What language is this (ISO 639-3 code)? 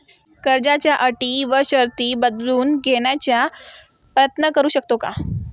mar